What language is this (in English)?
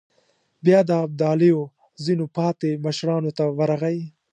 Pashto